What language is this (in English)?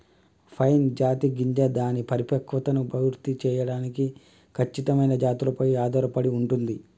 Telugu